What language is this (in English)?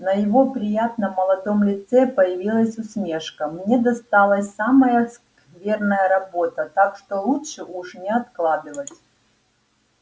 Russian